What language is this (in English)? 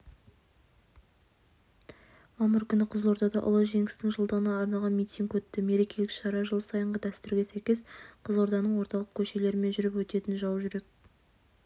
Kazakh